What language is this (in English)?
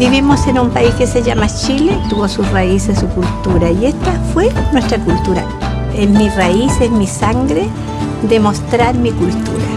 Spanish